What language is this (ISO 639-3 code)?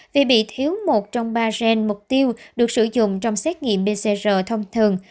vie